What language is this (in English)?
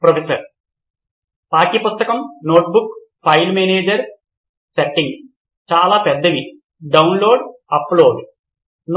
Telugu